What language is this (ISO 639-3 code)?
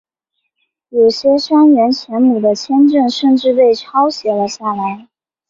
zho